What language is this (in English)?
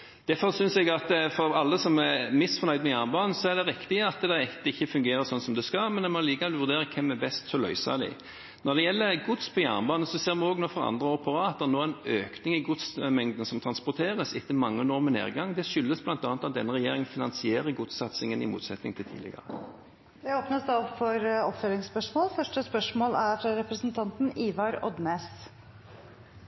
Norwegian